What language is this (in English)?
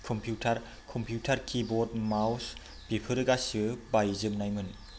Bodo